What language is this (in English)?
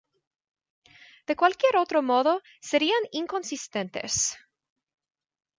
Spanish